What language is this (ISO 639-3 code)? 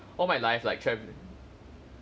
eng